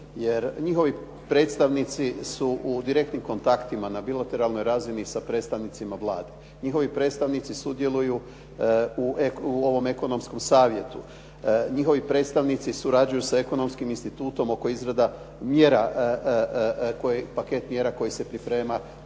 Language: Croatian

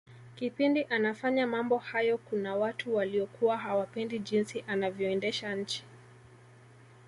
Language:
Swahili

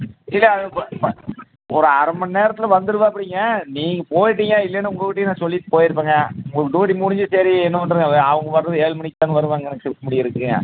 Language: Tamil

